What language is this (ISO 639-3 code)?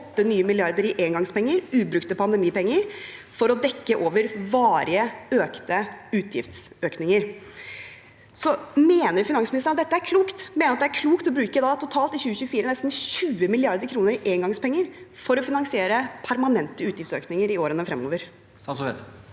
nor